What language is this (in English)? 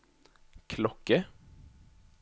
Norwegian